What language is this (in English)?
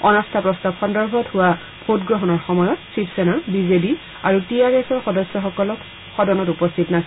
Assamese